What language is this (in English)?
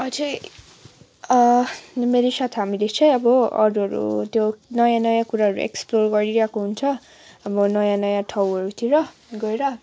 Nepali